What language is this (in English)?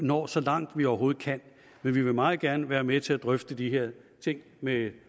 Danish